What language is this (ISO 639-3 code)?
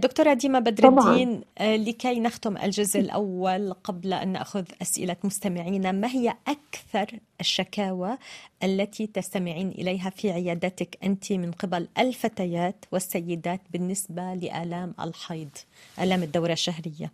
ara